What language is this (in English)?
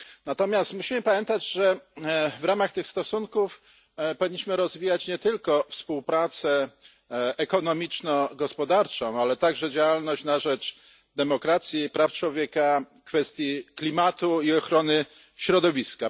Polish